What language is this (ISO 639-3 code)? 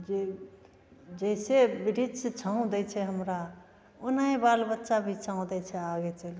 mai